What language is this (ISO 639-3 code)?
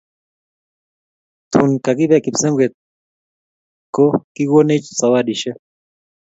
kln